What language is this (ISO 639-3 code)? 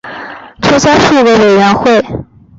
zho